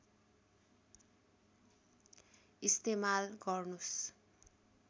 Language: Nepali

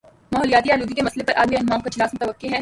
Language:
Urdu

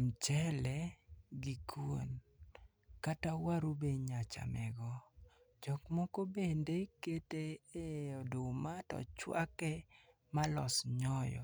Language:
Luo (Kenya and Tanzania)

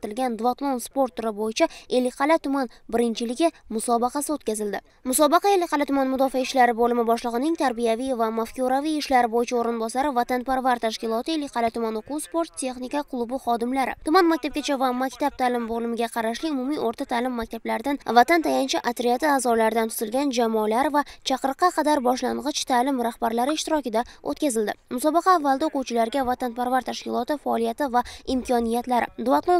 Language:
Turkish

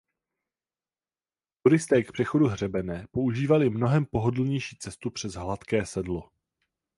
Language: Czech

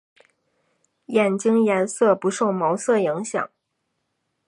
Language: Chinese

